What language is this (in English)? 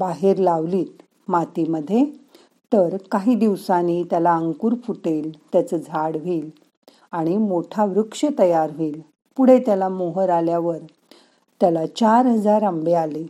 Marathi